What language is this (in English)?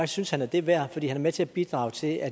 Danish